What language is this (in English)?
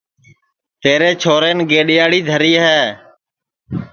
Sansi